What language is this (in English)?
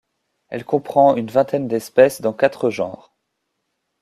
French